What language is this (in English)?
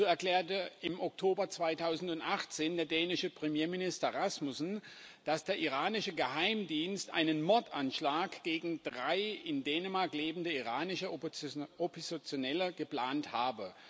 German